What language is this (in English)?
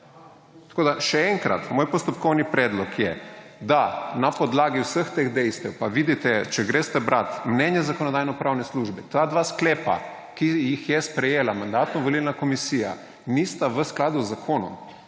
Slovenian